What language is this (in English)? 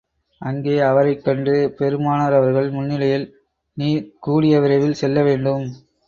Tamil